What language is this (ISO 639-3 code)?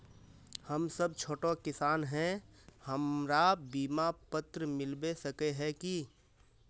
mag